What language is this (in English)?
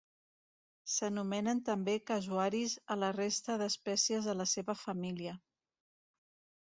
Catalan